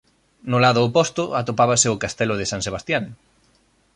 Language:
Galician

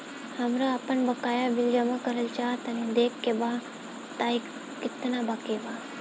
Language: Bhojpuri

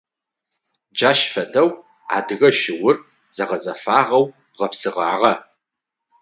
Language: Adyghe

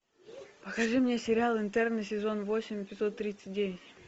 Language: Russian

